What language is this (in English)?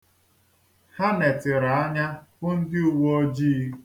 Igbo